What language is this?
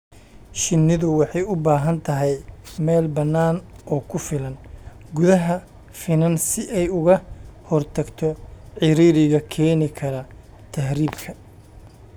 Somali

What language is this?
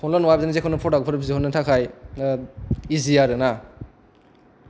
Bodo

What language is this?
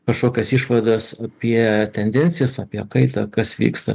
Lithuanian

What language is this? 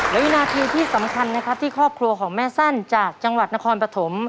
Thai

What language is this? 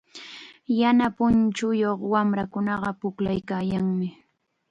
Chiquián Ancash Quechua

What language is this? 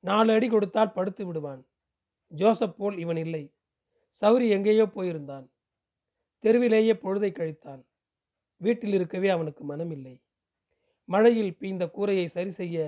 Tamil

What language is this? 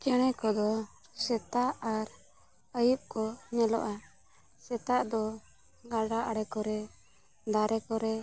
Santali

